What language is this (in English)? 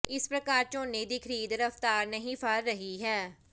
Punjabi